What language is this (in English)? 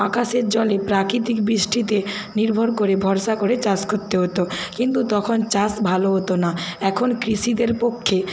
Bangla